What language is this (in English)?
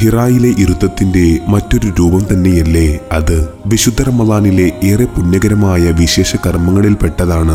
Malayalam